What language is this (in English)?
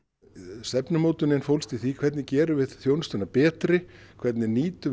Icelandic